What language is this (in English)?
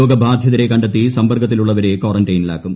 Malayalam